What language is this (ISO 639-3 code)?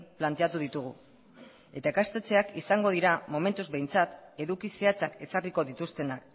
eus